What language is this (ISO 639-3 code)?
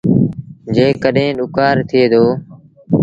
sbn